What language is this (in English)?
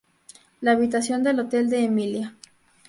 Spanish